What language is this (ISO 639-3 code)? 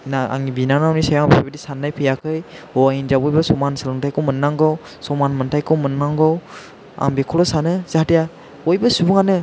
brx